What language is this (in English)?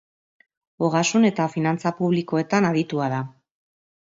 Basque